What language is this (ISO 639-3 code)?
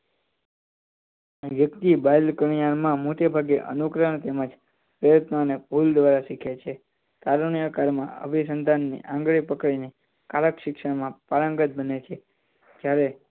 guj